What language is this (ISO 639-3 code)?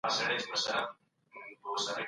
pus